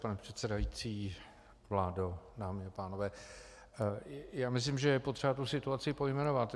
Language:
Czech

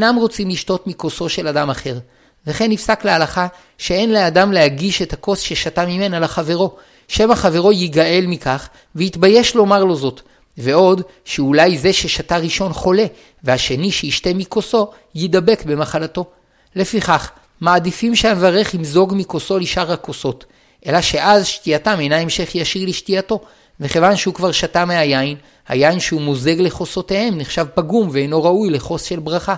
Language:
Hebrew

